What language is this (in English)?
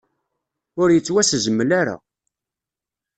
Kabyle